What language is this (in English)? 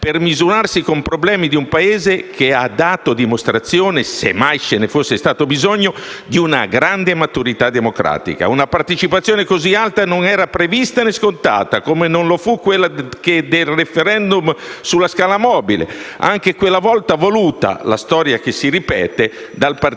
Italian